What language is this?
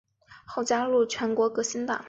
Chinese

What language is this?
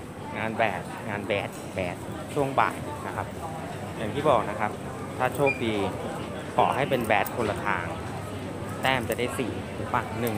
Thai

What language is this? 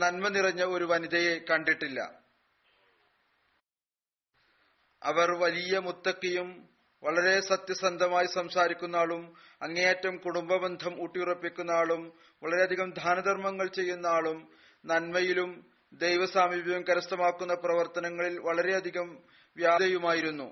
Malayalam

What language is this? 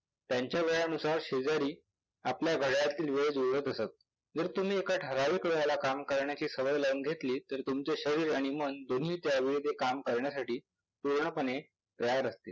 Marathi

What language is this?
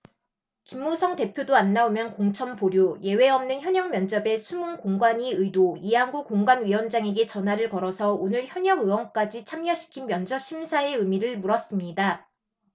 Korean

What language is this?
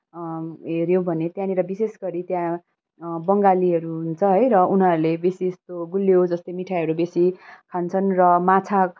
Nepali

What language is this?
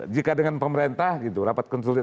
Indonesian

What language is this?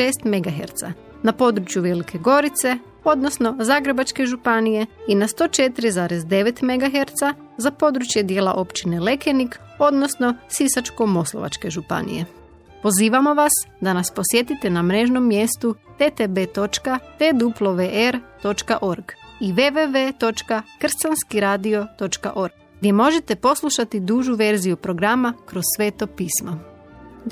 Croatian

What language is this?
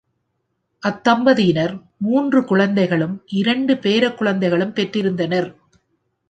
Tamil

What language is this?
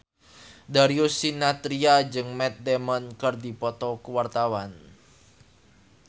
Sundanese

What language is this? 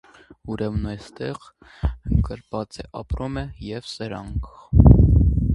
Armenian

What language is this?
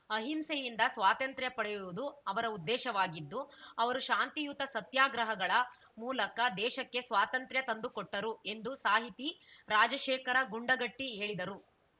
Kannada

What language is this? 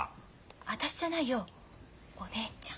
Japanese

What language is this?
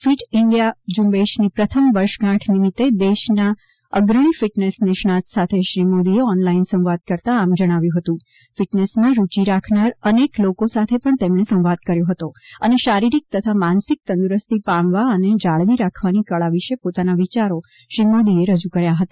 Gujarati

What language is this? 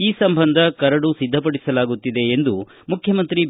Kannada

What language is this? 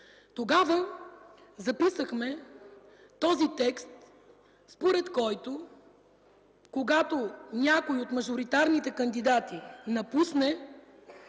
Bulgarian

